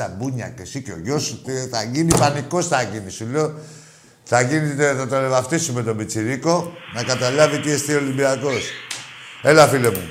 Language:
Greek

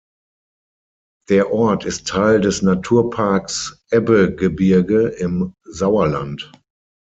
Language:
German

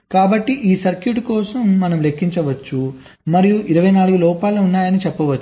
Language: Telugu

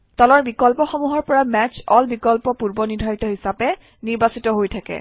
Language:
Assamese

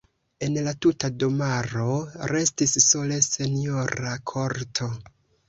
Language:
Esperanto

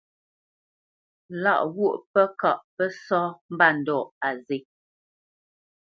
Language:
Bamenyam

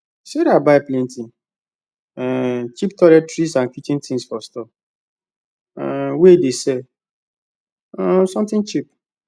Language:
Nigerian Pidgin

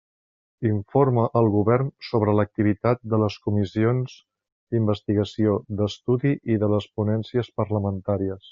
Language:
Catalan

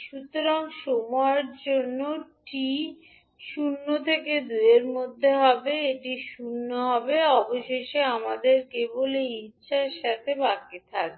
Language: Bangla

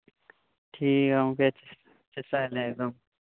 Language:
Santali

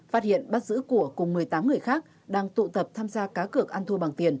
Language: Vietnamese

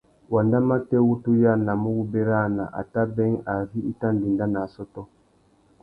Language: Tuki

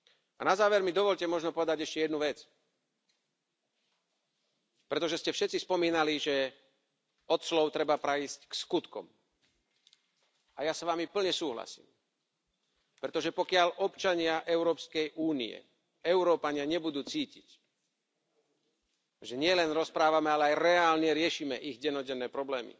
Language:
Slovak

